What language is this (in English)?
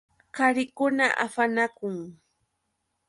Yauyos Quechua